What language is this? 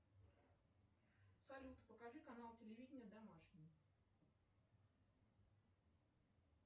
Russian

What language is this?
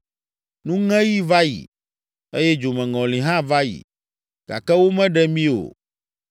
Ewe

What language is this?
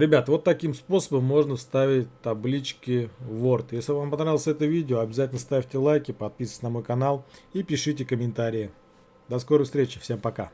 Russian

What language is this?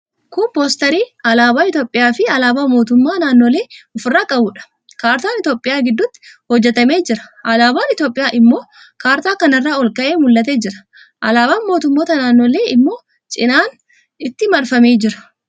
Oromo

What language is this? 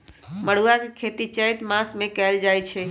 Magahi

